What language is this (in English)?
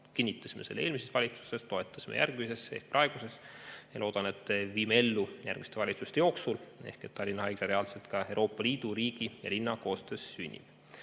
Estonian